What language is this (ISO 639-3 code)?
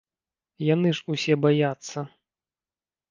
bel